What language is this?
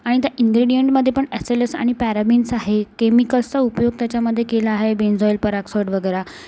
Marathi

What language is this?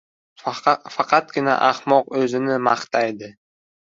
Uzbek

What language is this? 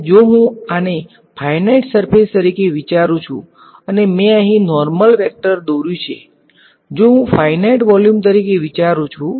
Gujarati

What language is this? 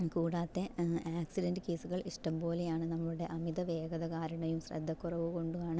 Malayalam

